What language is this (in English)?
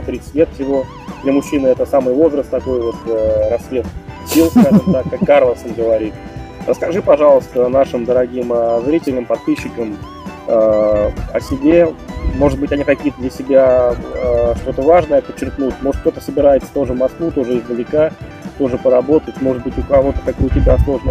Russian